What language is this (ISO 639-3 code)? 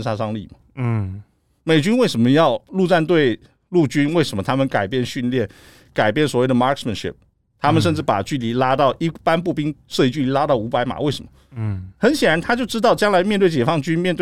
zho